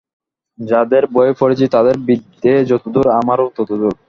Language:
Bangla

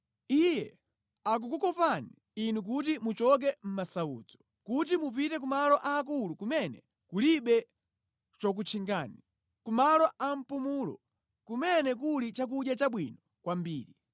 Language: Nyanja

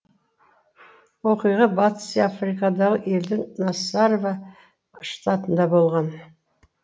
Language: Kazakh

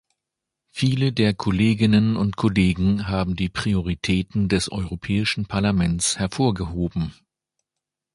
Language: German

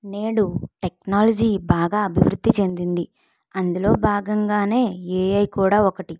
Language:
Telugu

